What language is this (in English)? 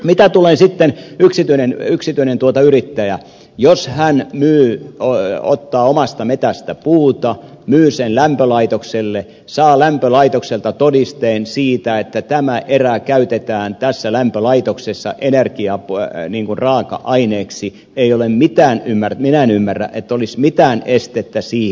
Finnish